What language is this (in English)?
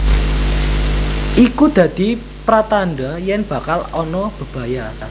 Javanese